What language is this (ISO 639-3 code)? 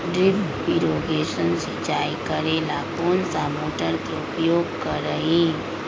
mag